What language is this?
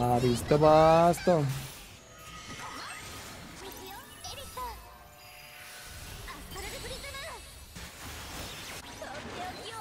Spanish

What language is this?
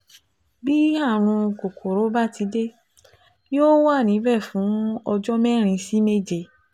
Yoruba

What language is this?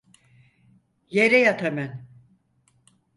Turkish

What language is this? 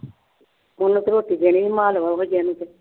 Punjabi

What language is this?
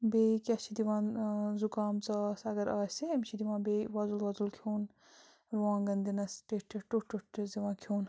Kashmiri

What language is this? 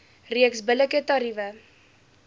Afrikaans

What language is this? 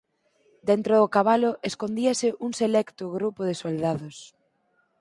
Galician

